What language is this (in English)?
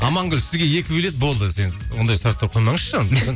Kazakh